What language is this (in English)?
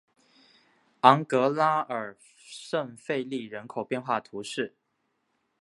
Chinese